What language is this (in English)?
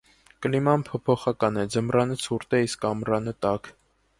Armenian